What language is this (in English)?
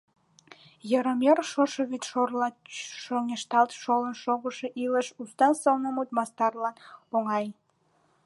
Mari